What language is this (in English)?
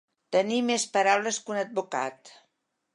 Catalan